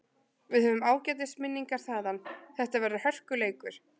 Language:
Icelandic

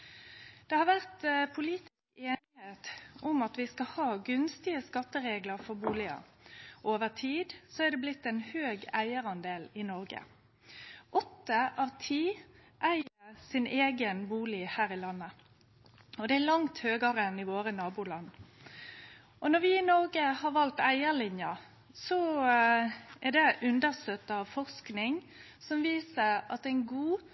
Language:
Norwegian Nynorsk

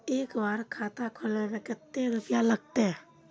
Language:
Magahi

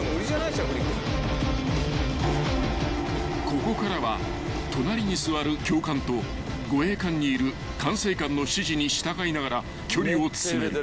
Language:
Japanese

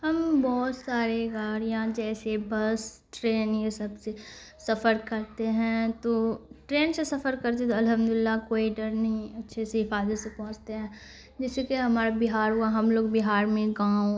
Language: Urdu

